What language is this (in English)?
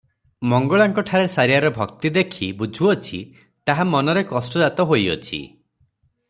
Odia